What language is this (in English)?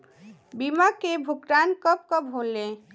Bhojpuri